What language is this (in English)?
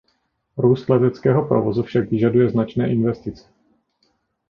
Czech